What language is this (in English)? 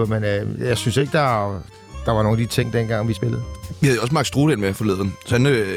Danish